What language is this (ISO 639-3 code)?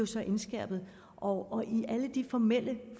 dan